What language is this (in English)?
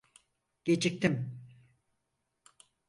Turkish